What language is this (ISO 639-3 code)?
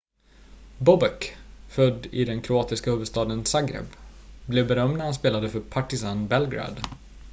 swe